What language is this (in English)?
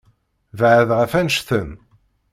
Kabyle